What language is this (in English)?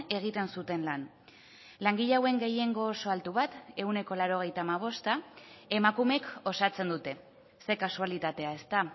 Basque